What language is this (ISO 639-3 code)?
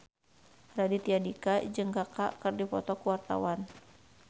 sun